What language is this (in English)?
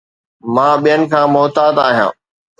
Sindhi